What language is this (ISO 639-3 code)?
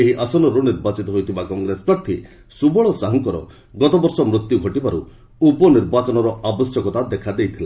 ori